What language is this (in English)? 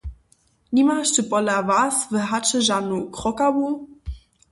Upper Sorbian